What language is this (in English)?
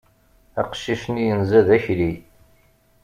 Kabyle